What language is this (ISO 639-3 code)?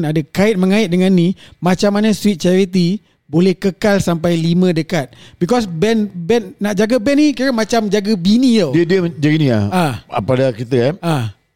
msa